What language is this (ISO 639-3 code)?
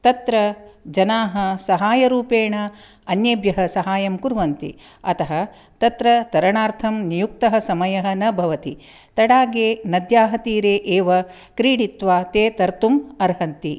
san